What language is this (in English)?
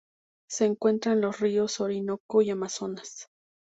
Spanish